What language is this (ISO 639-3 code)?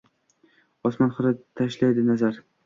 uzb